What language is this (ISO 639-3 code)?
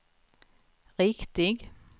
swe